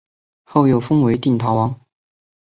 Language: Chinese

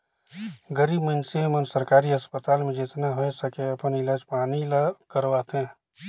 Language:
Chhattisgarhi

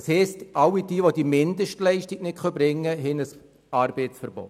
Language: Swiss German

